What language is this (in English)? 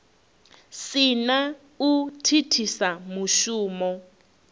Venda